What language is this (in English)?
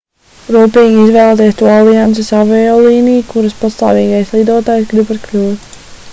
Latvian